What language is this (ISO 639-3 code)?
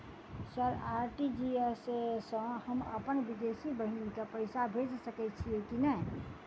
mai